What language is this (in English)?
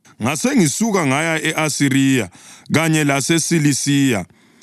North Ndebele